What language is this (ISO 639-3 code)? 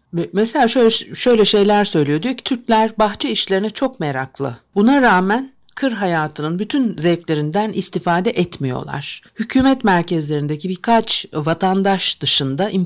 tur